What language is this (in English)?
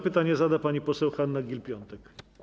Polish